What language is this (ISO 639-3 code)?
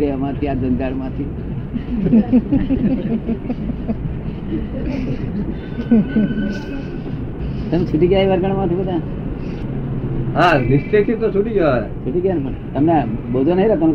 guj